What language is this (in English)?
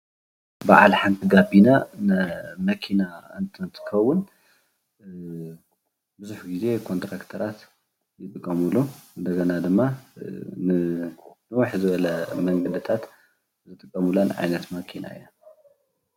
Tigrinya